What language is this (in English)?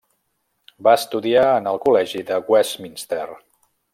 Catalan